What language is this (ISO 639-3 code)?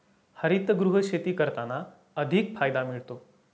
mar